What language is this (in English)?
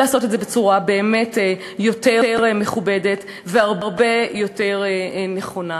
Hebrew